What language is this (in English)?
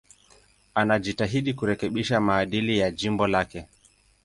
Swahili